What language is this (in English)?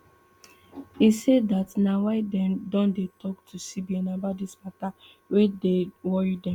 Nigerian Pidgin